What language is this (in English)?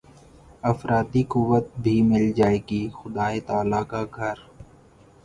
Urdu